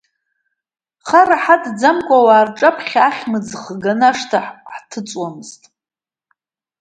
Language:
Abkhazian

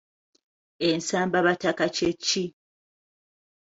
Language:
Ganda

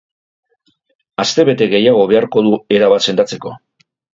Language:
Basque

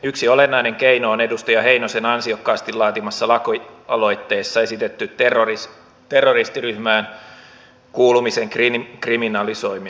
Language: Finnish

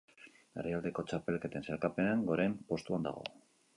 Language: Basque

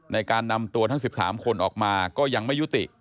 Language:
Thai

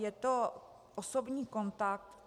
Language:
Czech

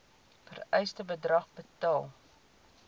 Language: Afrikaans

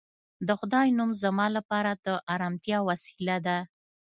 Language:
Pashto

